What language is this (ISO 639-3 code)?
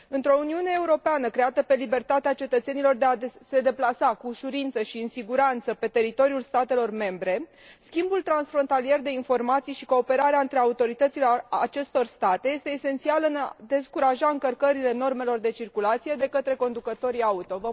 ron